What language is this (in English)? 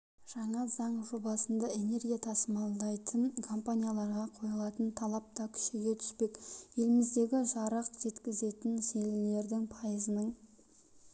Kazakh